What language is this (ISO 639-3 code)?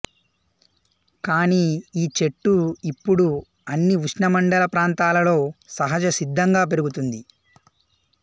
tel